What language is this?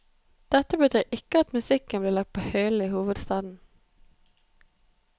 Norwegian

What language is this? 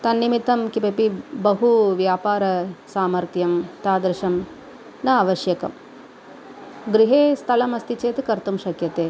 Sanskrit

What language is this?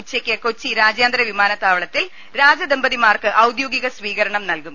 Malayalam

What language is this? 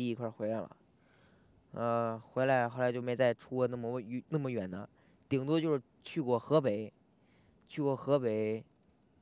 Chinese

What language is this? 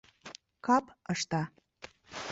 Mari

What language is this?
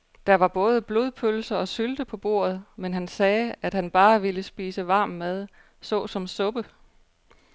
Danish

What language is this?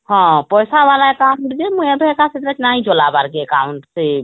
Odia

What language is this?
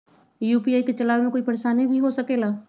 Magahi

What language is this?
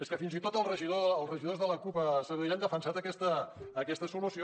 Catalan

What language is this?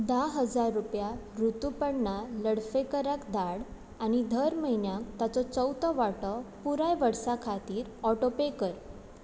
Konkani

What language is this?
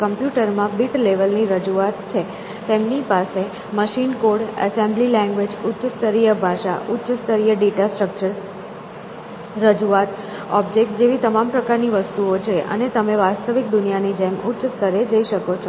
Gujarati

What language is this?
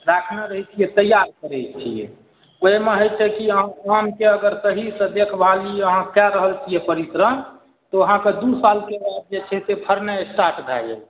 Maithili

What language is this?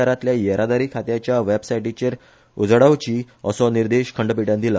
Konkani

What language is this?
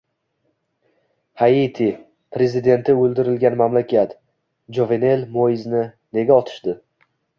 Uzbek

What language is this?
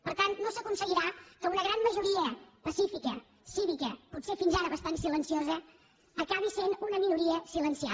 Catalan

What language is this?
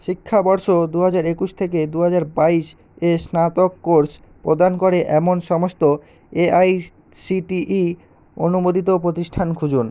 Bangla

